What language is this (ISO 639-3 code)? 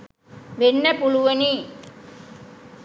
sin